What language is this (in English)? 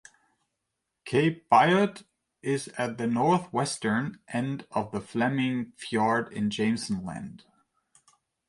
English